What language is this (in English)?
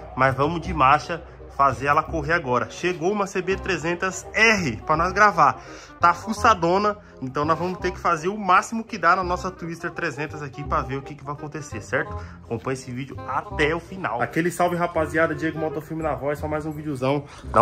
Portuguese